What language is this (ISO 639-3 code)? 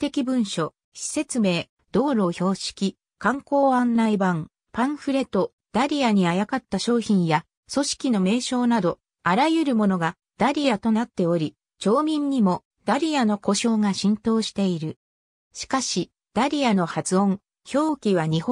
jpn